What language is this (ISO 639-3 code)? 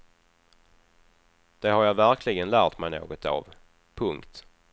swe